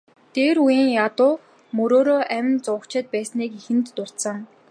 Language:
Mongolian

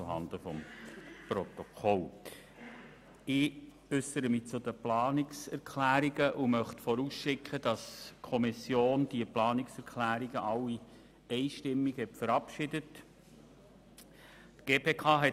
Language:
Swiss German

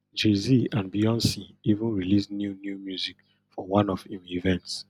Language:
Nigerian Pidgin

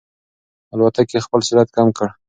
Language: Pashto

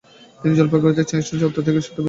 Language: Bangla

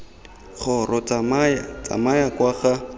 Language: Tswana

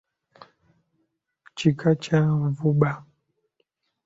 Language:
Ganda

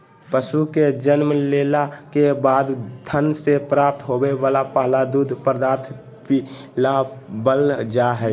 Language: Magahi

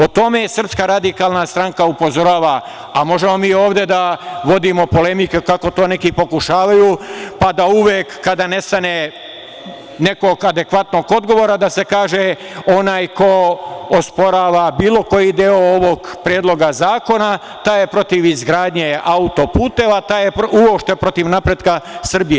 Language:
Serbian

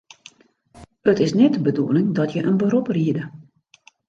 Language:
Western Frisian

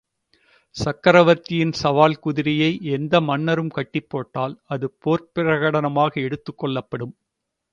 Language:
Tamil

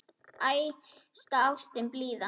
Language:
Icelandic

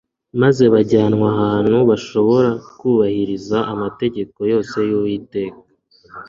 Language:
Kinyarwanda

